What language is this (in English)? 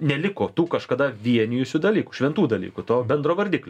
Lithuanian